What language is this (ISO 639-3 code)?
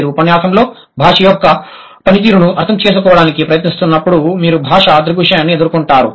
tel